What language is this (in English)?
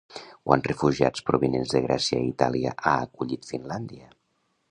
Catalan